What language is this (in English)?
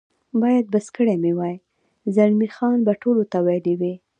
Pashto